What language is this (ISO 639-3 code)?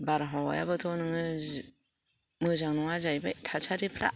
brx